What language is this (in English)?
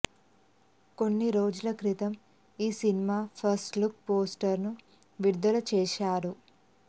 Telugu